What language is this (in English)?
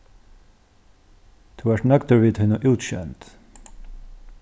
Faroese